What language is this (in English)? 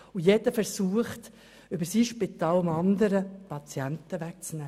Swiss German